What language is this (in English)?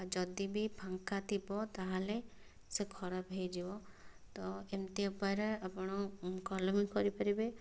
Odia